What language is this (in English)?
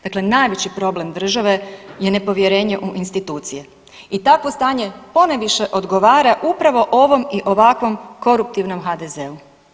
Croatian